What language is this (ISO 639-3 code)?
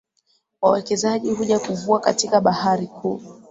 swa